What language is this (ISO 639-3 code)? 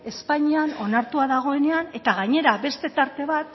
eus